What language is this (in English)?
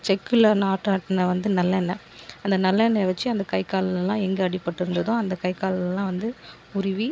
Tamil